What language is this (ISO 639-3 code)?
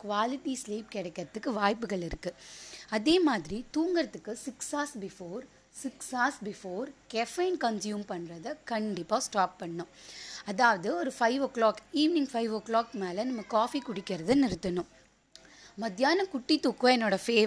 tam